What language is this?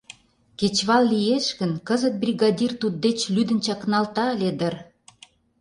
Mari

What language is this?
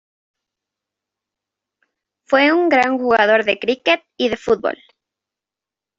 Spanish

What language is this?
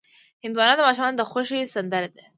Pashto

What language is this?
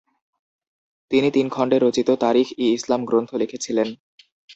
Bangla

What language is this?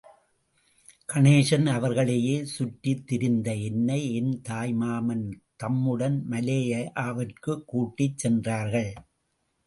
Tamil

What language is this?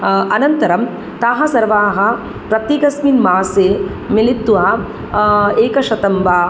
Sanskrit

